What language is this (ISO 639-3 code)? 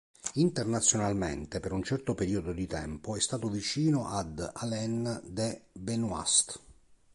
ita